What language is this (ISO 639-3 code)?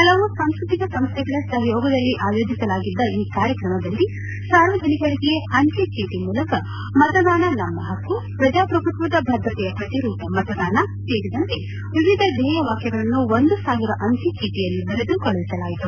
kan